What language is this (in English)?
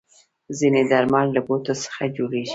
Pashto